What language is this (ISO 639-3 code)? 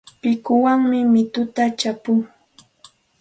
qxt